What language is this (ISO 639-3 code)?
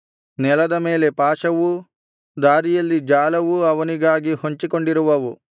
kan